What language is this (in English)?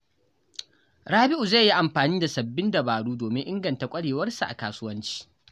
Hausa